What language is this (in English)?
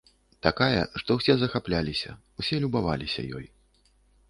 Belarusian